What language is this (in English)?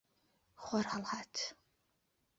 Central Kurdish